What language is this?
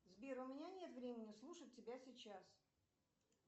Russian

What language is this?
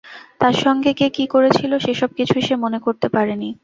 Bangla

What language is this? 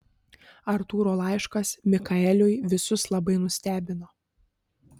Lithuanian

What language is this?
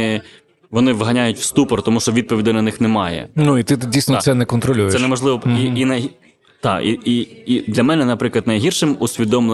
Ukrainian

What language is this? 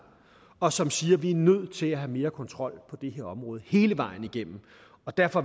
Danish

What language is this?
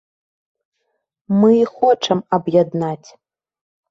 Belarusian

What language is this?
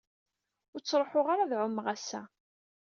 Kabyle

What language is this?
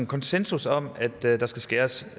Danish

